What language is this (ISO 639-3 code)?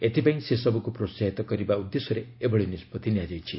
ori